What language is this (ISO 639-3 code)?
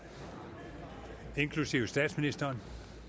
dan